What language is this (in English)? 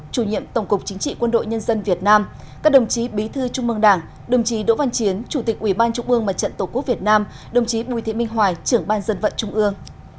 Vietnamese